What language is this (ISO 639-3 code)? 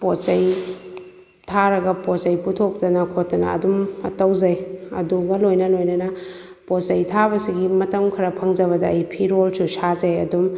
mni